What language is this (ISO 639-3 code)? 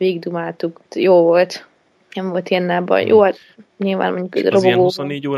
hun